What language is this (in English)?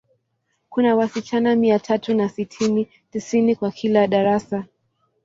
Swahili